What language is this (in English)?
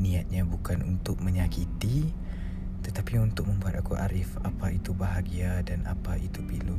Malay